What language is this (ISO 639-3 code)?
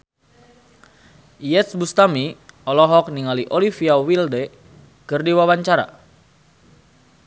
sun